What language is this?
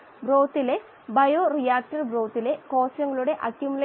Malayalam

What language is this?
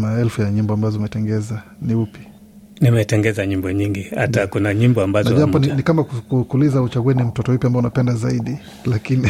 Swahili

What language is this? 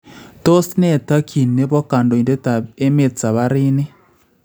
Kalenjin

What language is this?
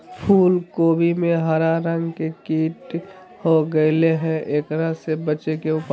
Magahi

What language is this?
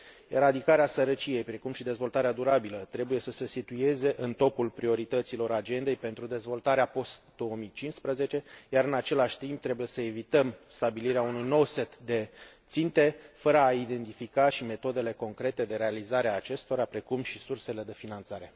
Romanian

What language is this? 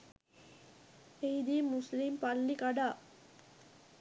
Sinhala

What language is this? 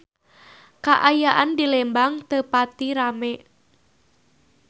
Sundanese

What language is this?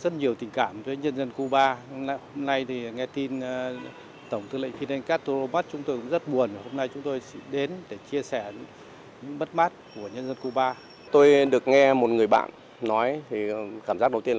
Vietnamese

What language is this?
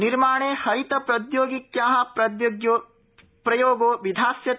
Sanskrit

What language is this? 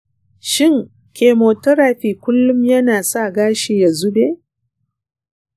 Hausa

